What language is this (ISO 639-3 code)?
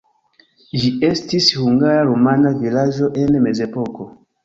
epo